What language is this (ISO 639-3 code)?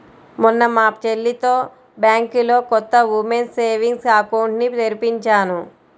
tel